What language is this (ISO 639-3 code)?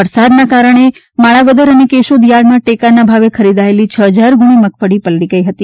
guj